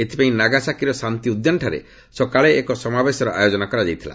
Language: Odia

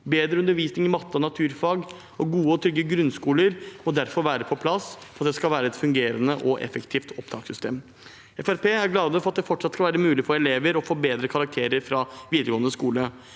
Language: Norwegian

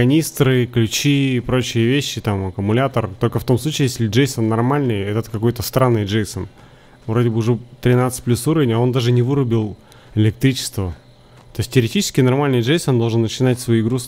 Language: Russian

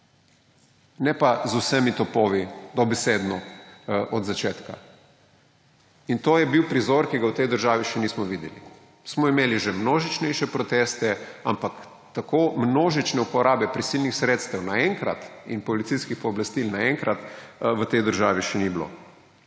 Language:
Slovenian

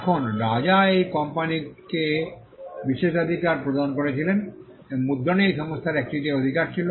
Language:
Bangla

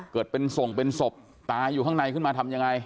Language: Thai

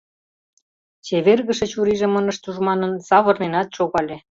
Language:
Mari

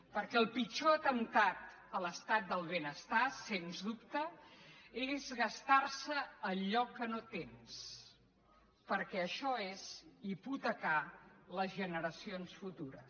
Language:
Catalan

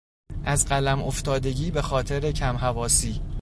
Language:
Persian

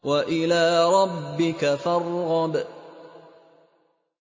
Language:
Arabic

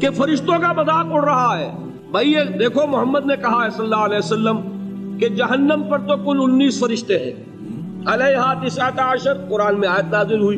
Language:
Urdu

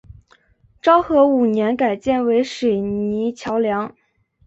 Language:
Chinese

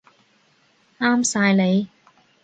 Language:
Cantonese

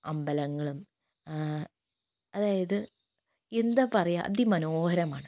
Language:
Malayalam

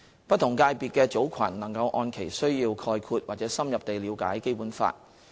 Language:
Cantonese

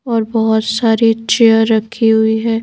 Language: Hindi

